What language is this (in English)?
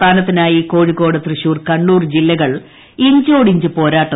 Malayalam